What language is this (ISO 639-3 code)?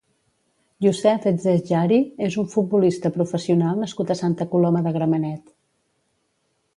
cat